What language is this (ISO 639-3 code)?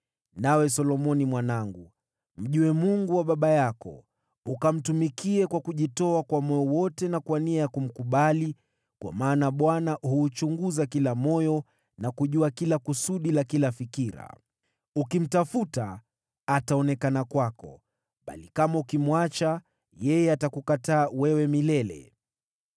swa